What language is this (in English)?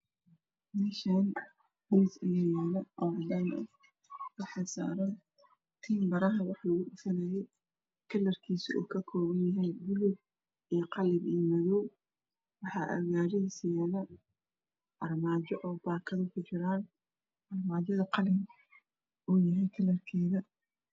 Somali